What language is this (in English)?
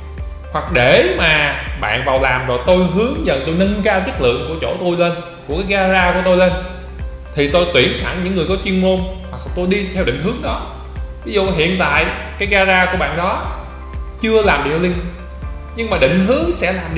Vietnamese